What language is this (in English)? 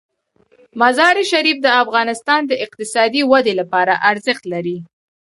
Pashto